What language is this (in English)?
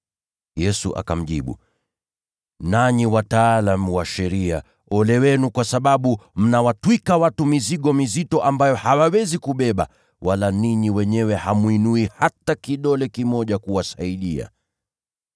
Swahili